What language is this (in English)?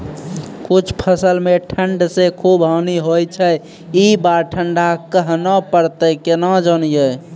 Maithili